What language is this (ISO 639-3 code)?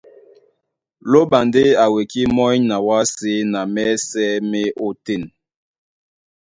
dua